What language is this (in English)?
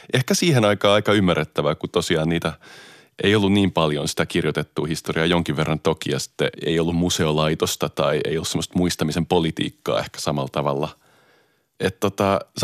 Finnish